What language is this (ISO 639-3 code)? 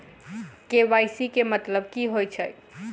mai